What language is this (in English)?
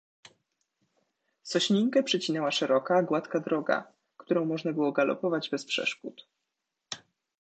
Polish